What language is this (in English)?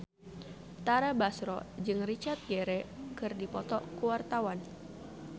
Sundanese